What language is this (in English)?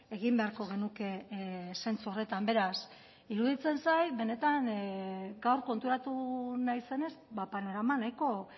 Basque